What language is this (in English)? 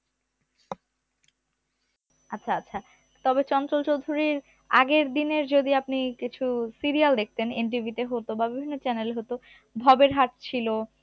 Bangla